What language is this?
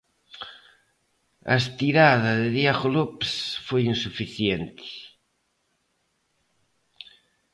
Galician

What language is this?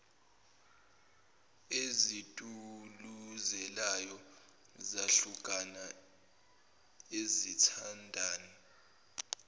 Zulu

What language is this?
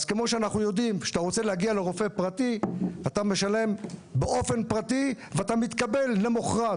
Hebrew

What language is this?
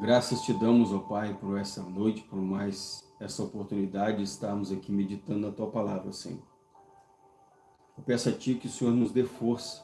Portuguese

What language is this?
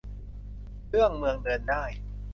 Thai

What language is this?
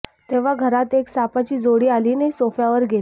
Marathi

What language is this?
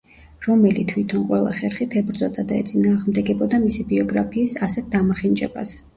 Georgian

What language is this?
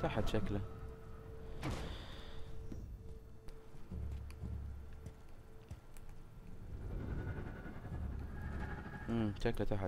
Arabic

